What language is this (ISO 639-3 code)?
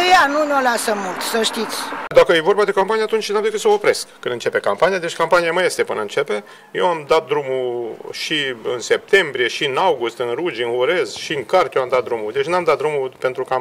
ron